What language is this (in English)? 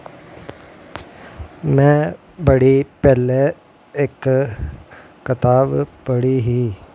Dogri